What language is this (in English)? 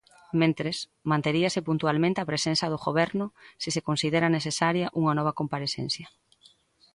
Galician